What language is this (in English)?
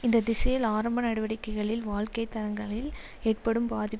Tamil